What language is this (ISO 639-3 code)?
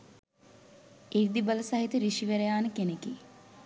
sin